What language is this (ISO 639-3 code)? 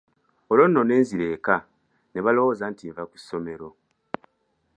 lug